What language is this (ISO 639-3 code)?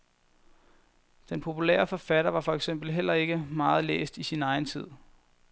dan